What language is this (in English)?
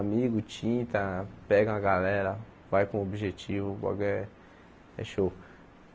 Portuguese